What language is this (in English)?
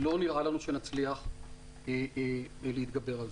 Hebrew